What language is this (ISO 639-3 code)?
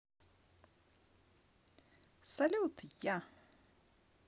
rus